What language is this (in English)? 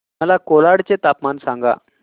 Marathi